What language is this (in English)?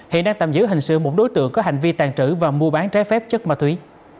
Vietnamese